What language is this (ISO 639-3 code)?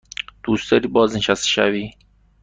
fas